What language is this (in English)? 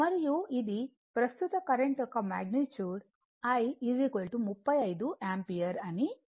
Telugu